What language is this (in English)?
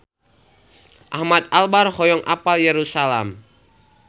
Sundanese